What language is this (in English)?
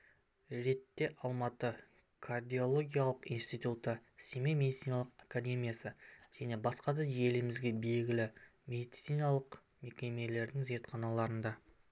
Kazakh